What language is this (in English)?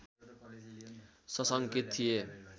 Nepali